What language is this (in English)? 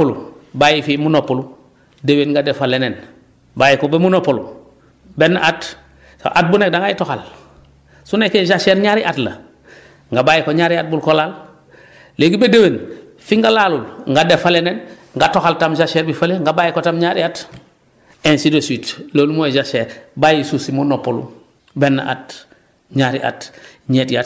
Wolof